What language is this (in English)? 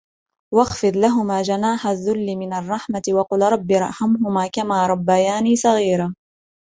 Arabic